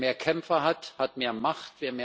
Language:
German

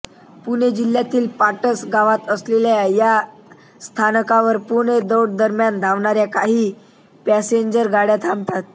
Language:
Marathi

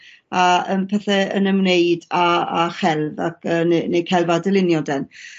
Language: Welsh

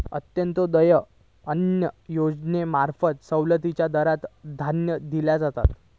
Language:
Marathi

